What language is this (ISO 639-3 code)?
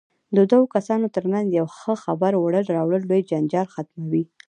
pus